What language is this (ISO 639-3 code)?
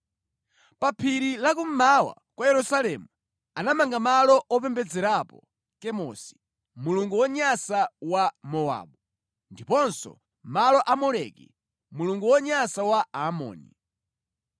nya